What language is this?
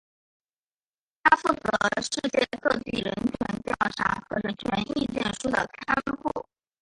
Chinese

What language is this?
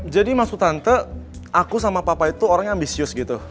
Indonesian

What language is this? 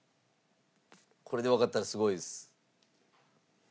Japanese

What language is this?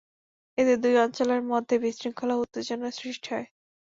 Bangla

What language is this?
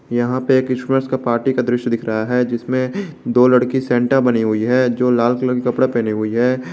Hindi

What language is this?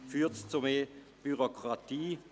Swiss German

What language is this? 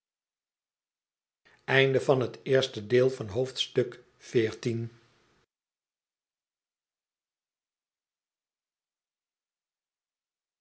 Dutch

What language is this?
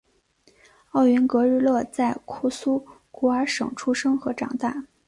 Chinese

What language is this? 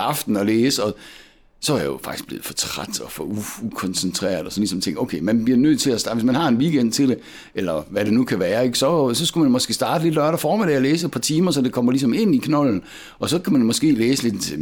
Danish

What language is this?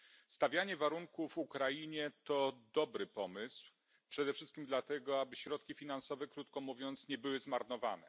Polish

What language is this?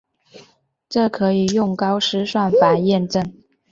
Chinese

